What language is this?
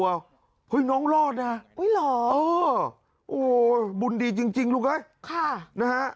Thai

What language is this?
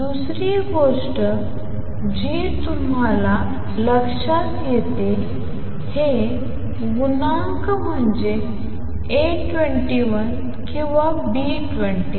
Marathi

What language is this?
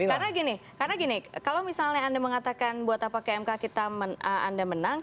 Indonesian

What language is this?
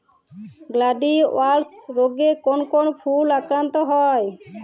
Bangla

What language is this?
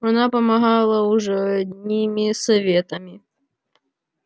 Russian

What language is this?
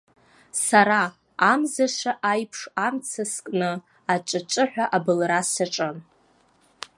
Abkhazian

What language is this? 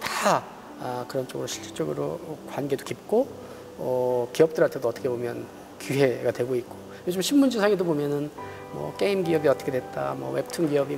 Korean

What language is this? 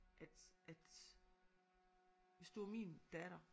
Danish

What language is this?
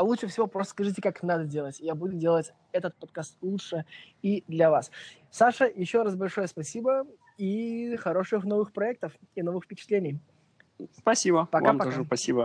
Russian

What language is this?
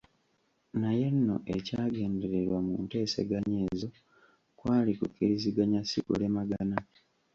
Ganda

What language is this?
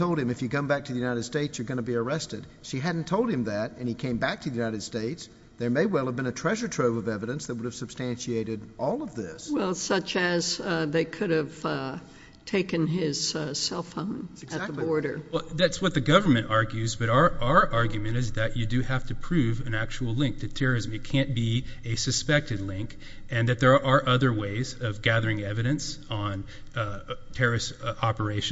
English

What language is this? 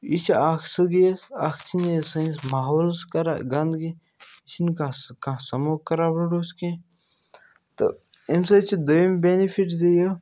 Kashmiri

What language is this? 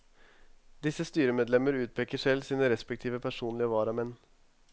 Norwegian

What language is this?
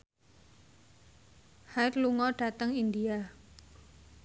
Javanese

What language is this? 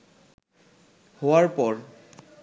Bangla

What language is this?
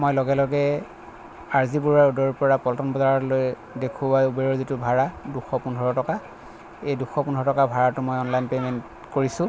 Assamese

